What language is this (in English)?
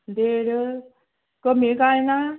Konkani